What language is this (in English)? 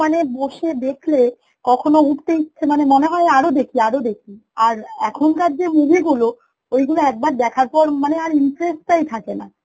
Bangla